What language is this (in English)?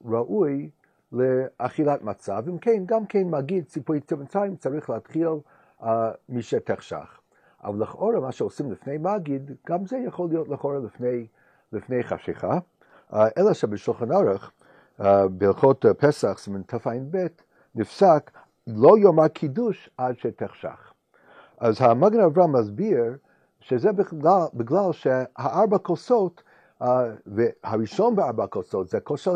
Hebrew